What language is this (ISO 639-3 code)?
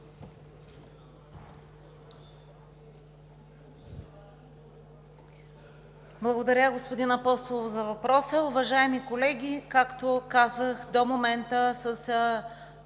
bul